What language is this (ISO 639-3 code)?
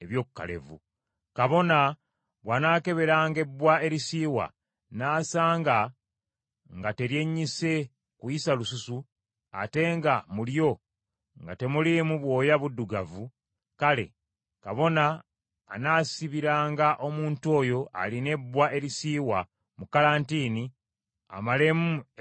lug